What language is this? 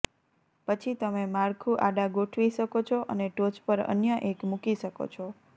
Gujarati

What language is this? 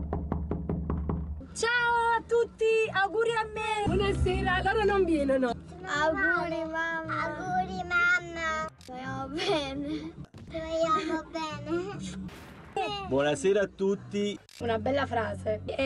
Italian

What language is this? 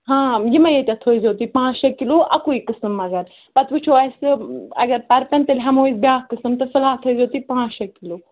Kashmiri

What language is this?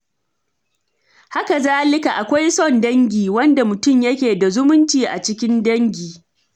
Hausa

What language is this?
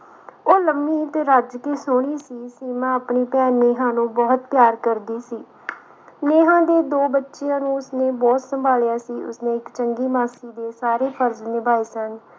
Punjabi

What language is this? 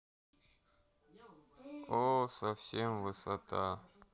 Russian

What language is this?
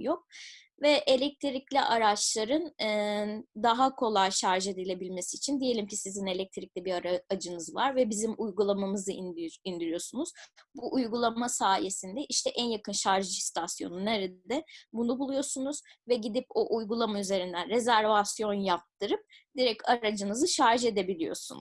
Turkish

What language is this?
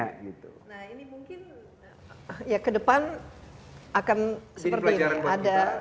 Indonesian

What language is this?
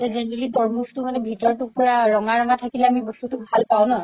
Assamese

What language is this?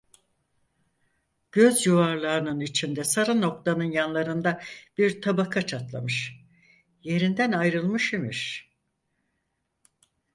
Turkish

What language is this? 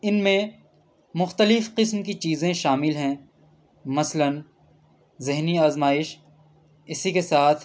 Urdu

